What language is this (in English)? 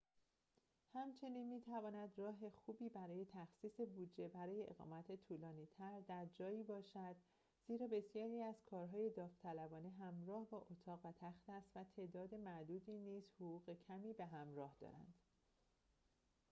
Persian